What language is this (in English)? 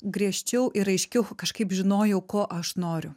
Lithuanian